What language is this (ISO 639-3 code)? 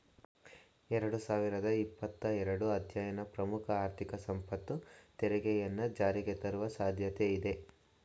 kan